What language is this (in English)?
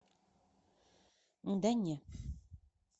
Russian